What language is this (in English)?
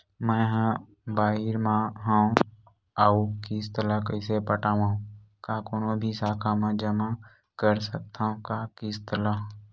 Chhattisgarhi